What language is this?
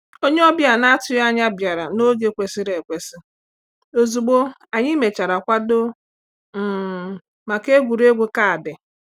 Igbo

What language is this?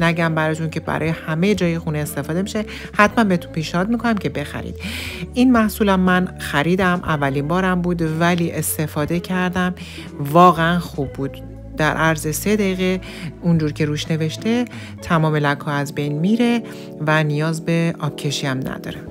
Persian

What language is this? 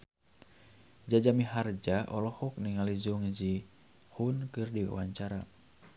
Sundanese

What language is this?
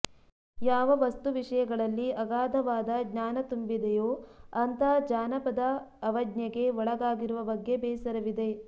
Kannada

